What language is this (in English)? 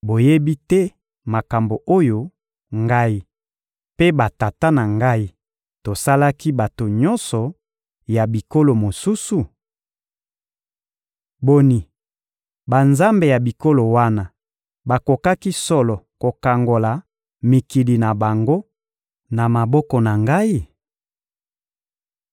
Lingala